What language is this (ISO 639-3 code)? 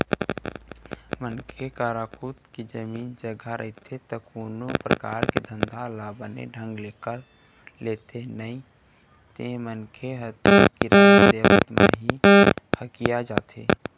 hne